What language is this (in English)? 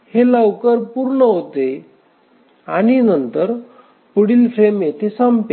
Marathi